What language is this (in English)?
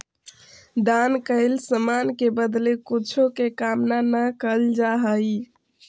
Magahi